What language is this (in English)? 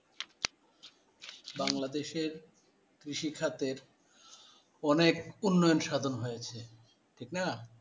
Bangla